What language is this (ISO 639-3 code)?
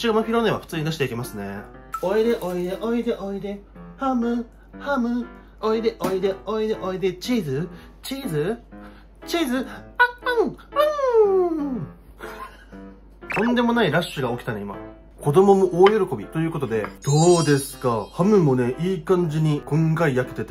jpn